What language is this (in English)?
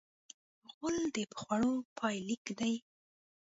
Pashto